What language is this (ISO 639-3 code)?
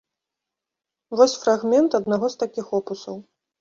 bel